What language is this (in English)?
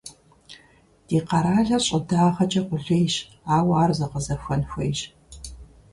Kabardian